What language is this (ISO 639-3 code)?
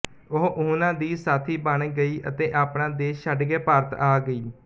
pan